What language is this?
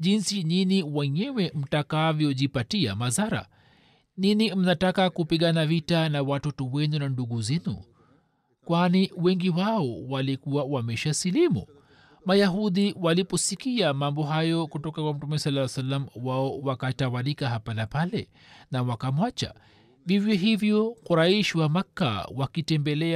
Swahili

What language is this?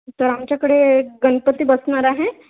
Marathi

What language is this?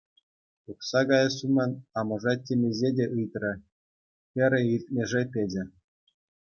Chuvash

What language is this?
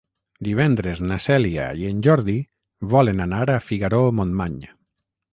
Catalan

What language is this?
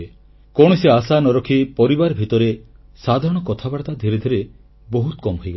Odia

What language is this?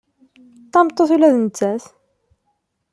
Kabyle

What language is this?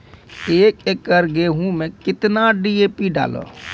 Maithili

